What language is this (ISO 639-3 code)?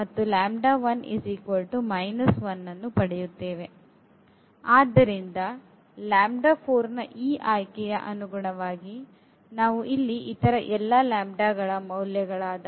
kan